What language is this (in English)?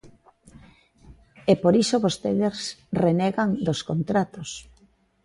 Galician